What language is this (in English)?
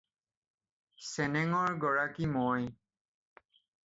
Assamese